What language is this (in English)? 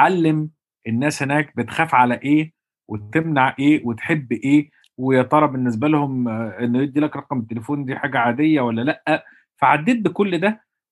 Arabic